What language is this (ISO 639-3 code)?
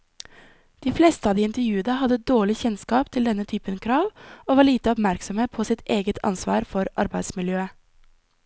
nor